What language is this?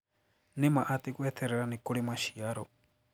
Kikuyu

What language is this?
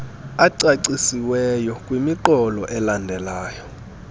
Xhosa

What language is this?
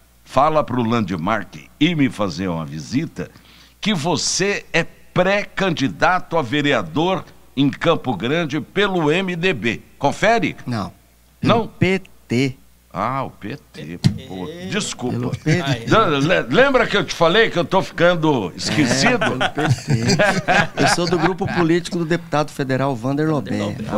Portuguese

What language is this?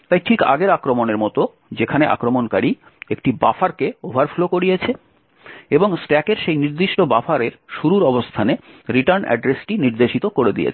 Bangla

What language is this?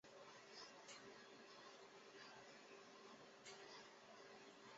Chinese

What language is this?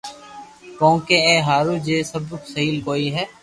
Loarki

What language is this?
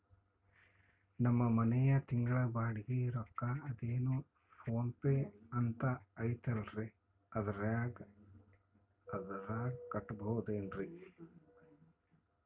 Kannada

